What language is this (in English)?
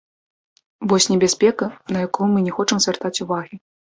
Belarusian